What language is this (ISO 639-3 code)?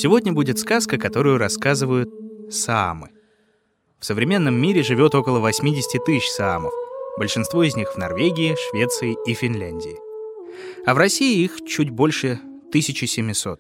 rus